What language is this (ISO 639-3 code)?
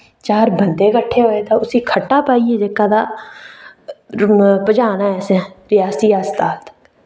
doi